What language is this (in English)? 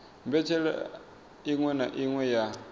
Venda